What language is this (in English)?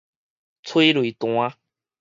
Min Nan Chinese